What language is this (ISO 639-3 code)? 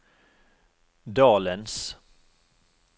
nor